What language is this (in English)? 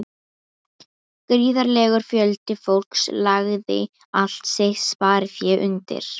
Icelandic